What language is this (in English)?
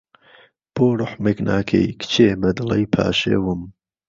Central Kurdish